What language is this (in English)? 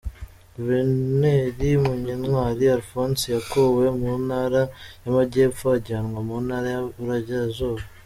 Kinyarwanda